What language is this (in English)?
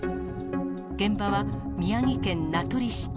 Japanese